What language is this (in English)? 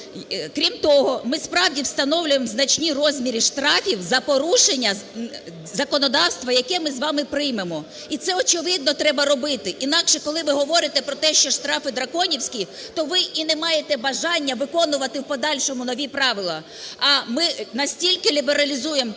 Ukrainian